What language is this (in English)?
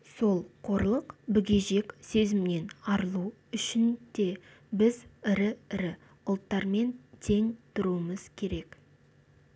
Kazakh